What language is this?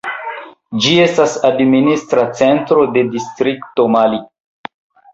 Esperanto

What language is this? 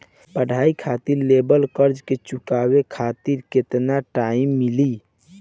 Bhojpuri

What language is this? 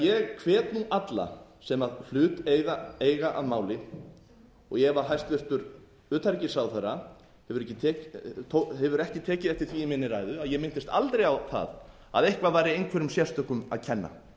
Icelandic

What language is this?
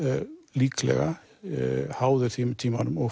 Icelandic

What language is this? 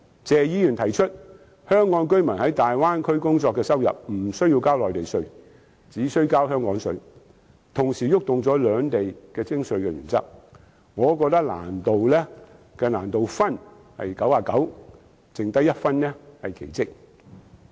Cantonese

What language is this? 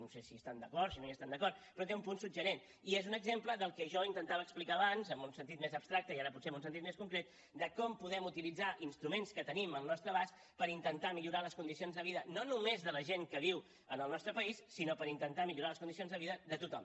Catalan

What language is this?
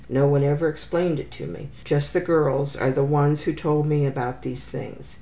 English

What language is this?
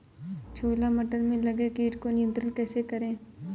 Hindi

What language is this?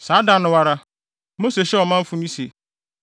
Akan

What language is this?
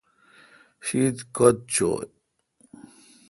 Kalkoti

